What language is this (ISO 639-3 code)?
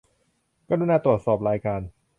tha